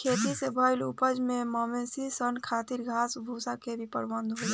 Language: Bhojpuri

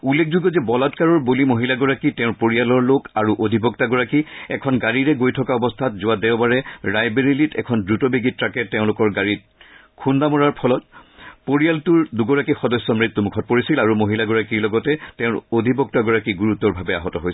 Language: Assamese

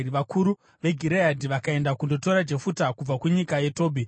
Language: Shona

